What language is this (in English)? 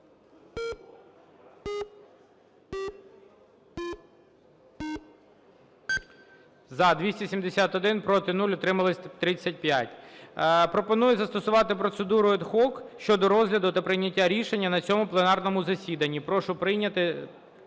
Ukrainian